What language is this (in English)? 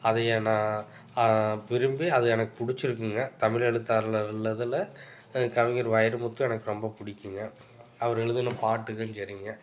Tamil